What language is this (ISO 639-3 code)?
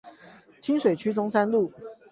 zho